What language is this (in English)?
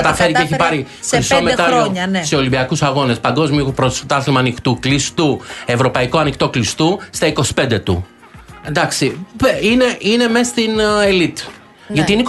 Greek